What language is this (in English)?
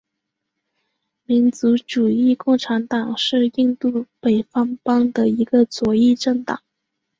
Chinese